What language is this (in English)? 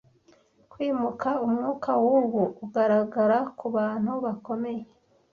Kinyarwanda